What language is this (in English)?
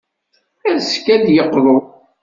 Kabyle